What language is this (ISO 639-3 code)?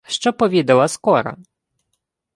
ukr